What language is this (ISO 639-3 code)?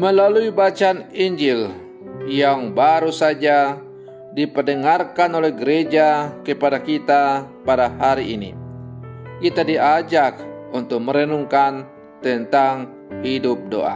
ind